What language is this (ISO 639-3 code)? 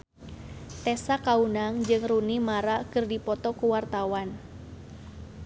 sun